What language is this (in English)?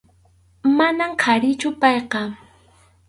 Arequipa-La Unión Quechua